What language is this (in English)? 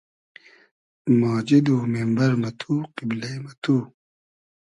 Hazaragi